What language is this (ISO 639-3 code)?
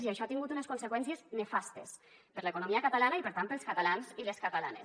cat